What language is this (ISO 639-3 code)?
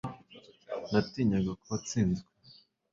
kin